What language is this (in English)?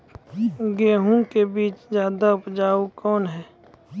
Maithili